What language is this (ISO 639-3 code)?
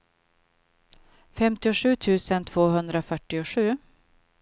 swe